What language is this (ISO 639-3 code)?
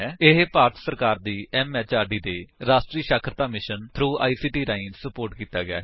pan